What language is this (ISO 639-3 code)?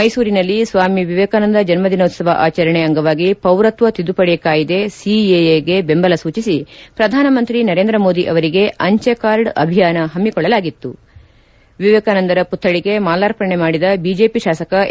kan